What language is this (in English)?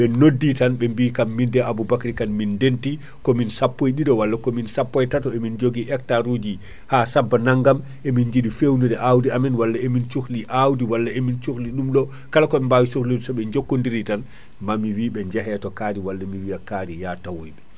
Fula